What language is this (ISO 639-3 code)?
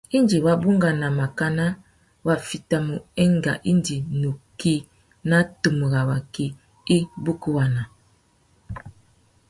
bag